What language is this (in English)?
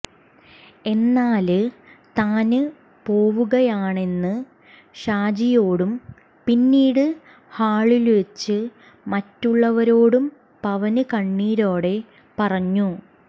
Malayalam